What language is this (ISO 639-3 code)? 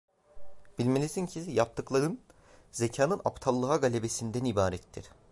tur